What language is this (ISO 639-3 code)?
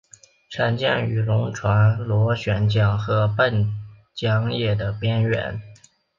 zho